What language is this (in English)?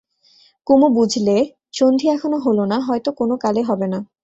Bangla